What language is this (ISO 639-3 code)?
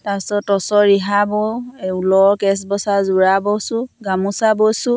asm